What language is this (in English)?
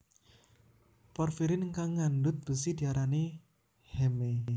Javanese